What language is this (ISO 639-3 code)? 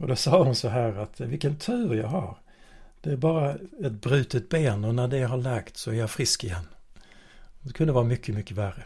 swe